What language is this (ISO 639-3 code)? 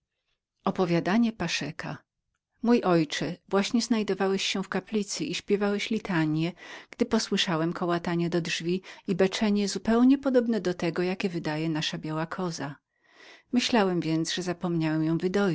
pol